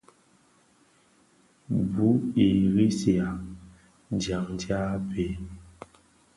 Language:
Bafia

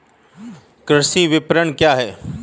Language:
Hindi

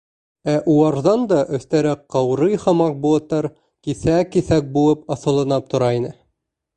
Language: Bashkir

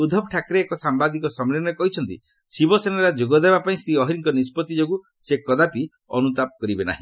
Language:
Odia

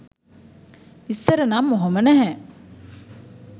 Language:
Sinhala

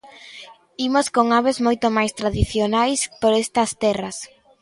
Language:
Galician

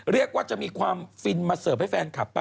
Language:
Thai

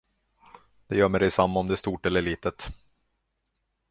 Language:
Swedish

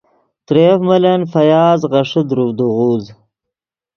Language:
Yidgha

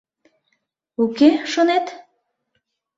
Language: Mari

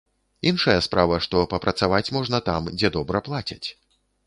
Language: Belarusian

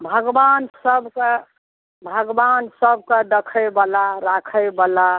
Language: Maithili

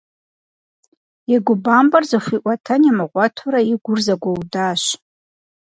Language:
Kabardian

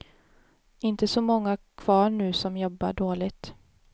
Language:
Swedish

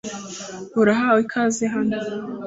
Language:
Kinyarwanda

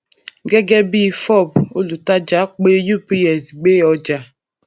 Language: Yoruba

